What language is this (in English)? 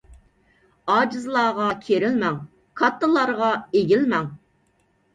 Uyghur